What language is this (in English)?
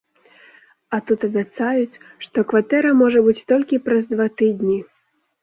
Belarusian